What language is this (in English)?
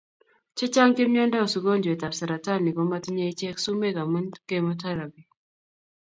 Kalenjin